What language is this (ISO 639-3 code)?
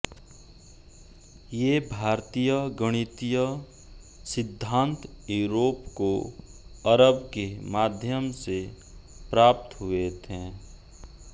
hin